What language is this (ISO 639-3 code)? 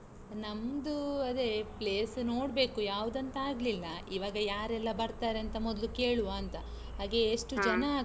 kan